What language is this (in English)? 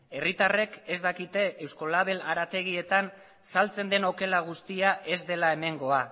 Basque